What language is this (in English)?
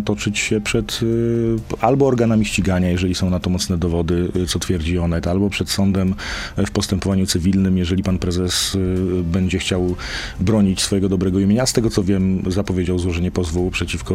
Polish